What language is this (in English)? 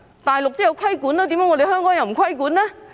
Cantonese